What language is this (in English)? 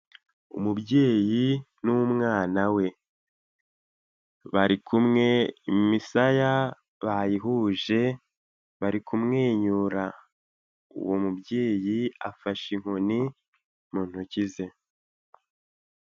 Kinyarwanda